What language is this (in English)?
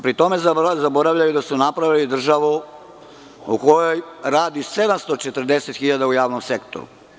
Serbian